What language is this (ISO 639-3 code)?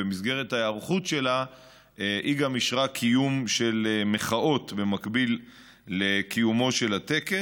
heb